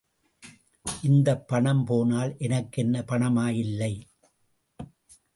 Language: Tamil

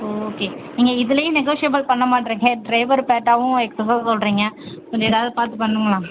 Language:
Tamil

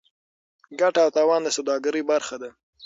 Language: Pashto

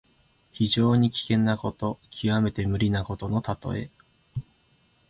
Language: Japanese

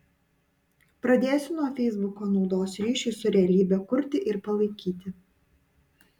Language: Lithuanian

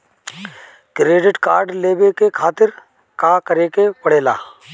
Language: Bhojpuri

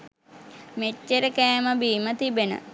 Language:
Sinhala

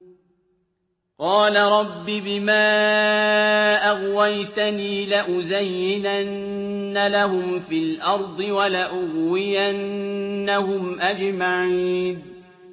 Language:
Arabic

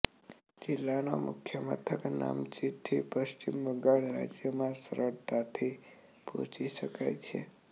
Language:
Gujarati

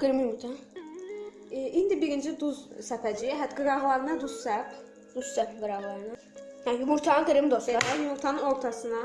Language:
Azerbaijani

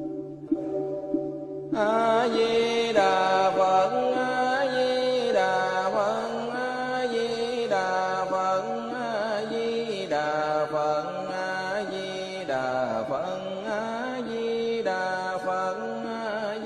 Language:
Vietnamese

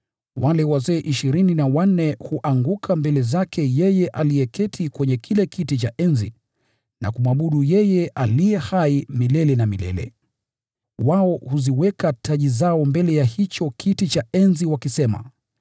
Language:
Swahili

